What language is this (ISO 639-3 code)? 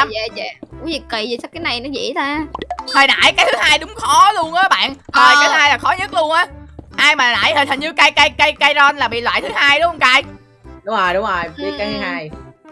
vie